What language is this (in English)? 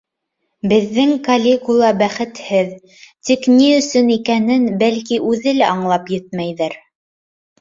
Bashkir